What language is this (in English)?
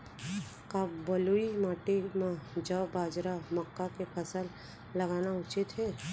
Chhattisgarhi